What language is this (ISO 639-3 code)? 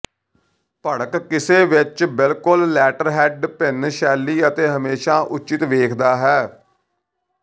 pan